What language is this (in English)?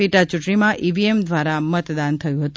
Gujarati